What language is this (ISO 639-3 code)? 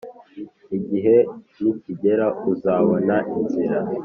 kin